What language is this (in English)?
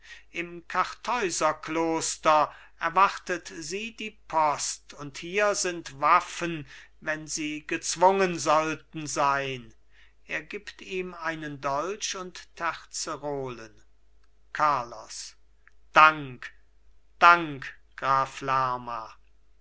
German